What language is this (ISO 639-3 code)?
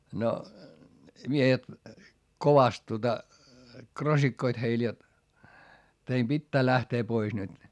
fin